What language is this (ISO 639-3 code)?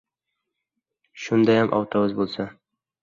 uzb